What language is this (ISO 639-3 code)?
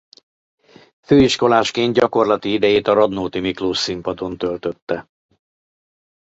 hun